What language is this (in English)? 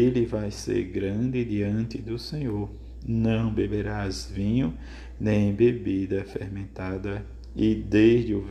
Portuguese